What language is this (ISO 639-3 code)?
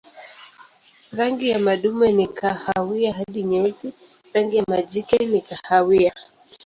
swa